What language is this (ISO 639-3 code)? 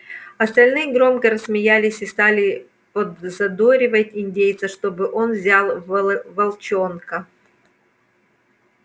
rus